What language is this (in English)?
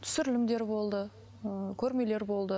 Kazakh